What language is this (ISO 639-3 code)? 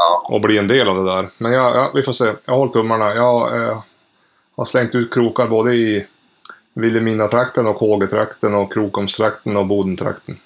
swe